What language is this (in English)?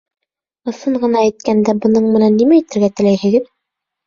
Bashkir